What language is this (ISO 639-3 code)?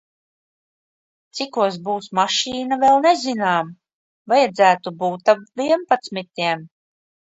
lav